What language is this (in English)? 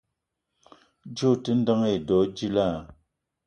Eton (Cameroon)